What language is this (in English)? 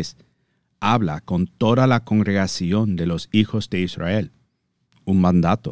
Spanish